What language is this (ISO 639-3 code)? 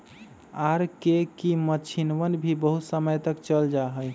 mag